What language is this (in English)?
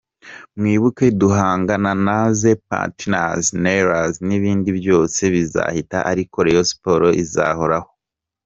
Kinyarwanda